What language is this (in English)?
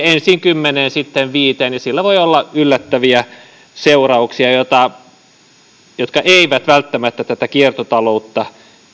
Finnish